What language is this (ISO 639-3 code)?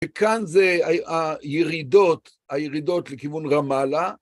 heb